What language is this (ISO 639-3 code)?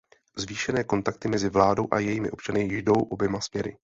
ces